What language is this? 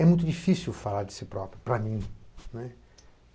Portuguese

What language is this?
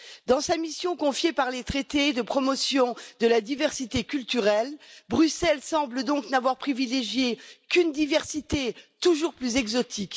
French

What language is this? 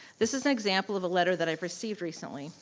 English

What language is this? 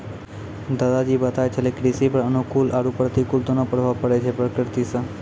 Maithili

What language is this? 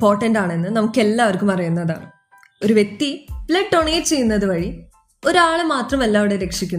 Malayalam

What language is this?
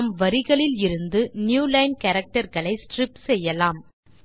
Tamil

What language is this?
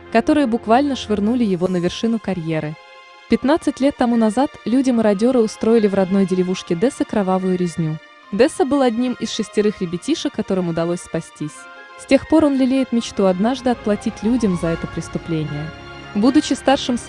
Russian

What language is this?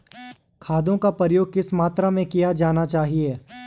Hindi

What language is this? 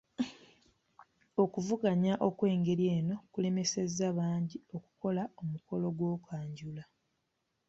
Ganda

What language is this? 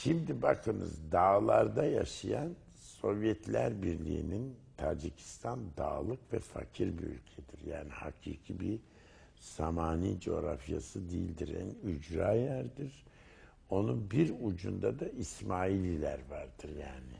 Turkish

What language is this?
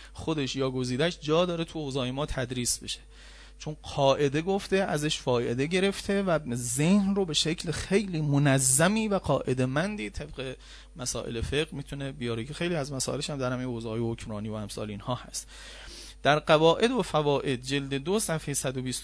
Persian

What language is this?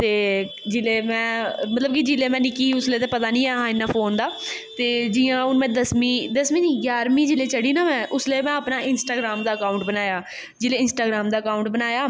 Dogri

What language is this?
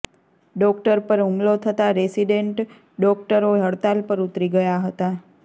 Gujarati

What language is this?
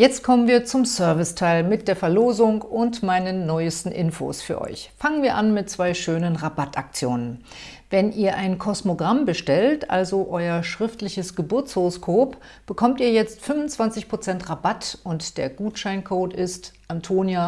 German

